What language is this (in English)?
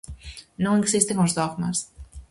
Galician